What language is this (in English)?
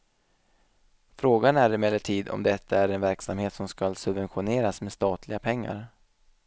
Swedish